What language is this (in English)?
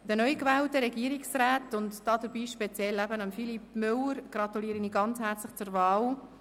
Swiss German